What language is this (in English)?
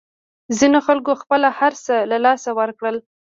Pashto